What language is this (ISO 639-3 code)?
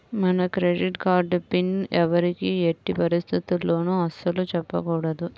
tel